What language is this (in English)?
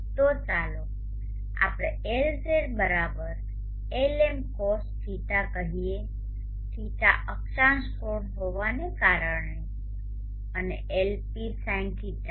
Gujarati